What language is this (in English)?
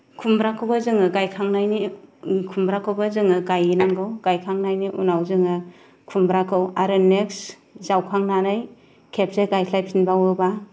Bodo